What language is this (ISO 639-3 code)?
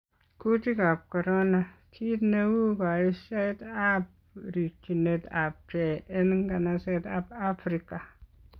kln